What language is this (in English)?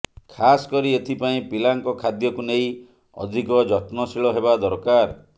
Odia